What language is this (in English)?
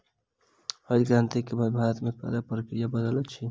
Maithili